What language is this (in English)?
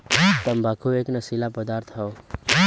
Bhojpuri